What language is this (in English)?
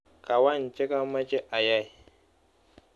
Kalenjin